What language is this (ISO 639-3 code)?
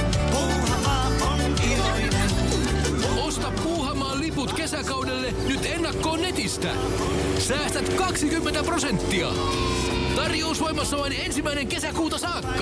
fin